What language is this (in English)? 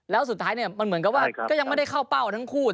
Thai